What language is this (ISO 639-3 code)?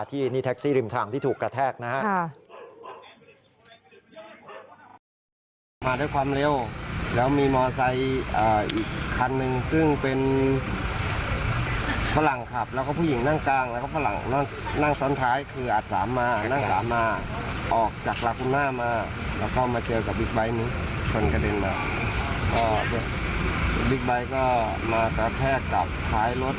tha